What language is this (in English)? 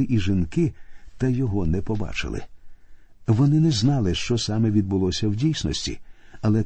Ukrainian